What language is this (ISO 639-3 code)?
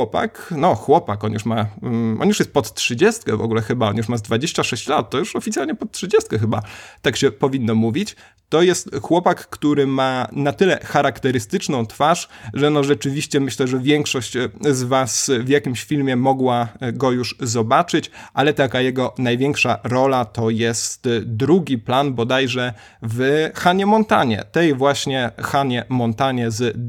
pol